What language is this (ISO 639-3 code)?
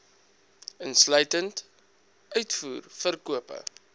afr